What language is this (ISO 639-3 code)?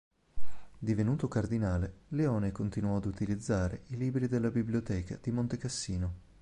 ita